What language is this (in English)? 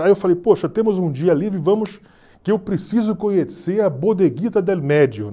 Portuguese